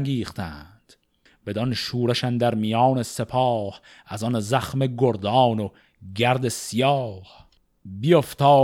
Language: Persian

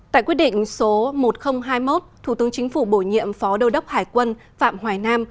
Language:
Vietnamese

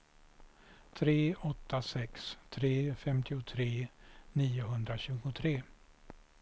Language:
Swedish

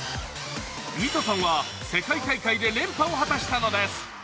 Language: Japanese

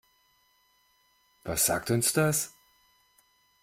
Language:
German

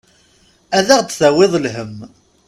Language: Kabyle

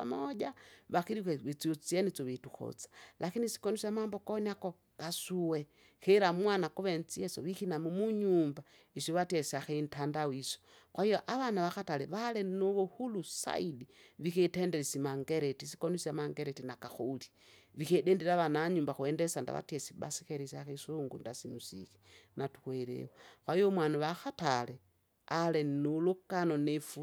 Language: Kinga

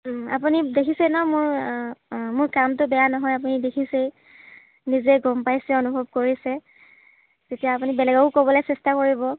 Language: Assamese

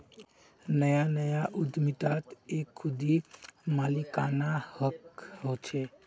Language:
Magahi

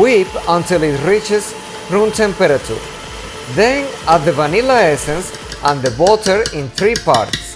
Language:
English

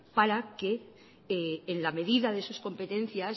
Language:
Spanish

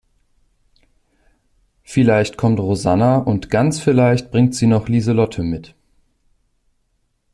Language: German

